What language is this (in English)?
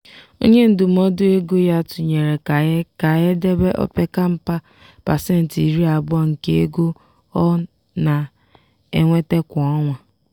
Igbo